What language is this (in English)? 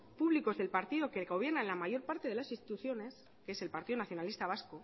Spanish